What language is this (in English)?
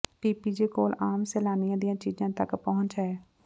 Punjabi